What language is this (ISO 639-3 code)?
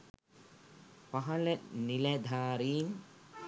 sin